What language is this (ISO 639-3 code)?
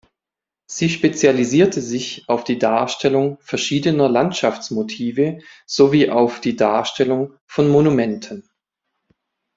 deu